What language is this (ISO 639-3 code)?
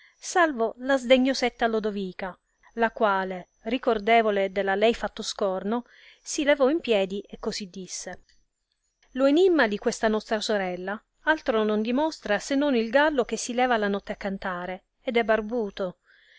ita